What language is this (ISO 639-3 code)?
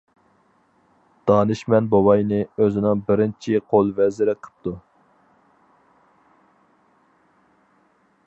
uig